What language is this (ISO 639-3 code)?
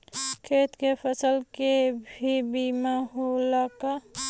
bho